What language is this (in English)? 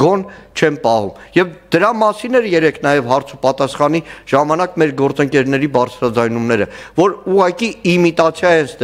Turkish